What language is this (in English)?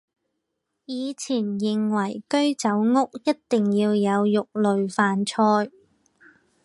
Chinese